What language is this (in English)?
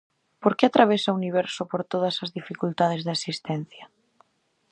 Galician